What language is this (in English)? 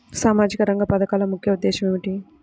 Telugu